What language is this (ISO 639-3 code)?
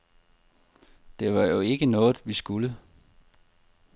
dan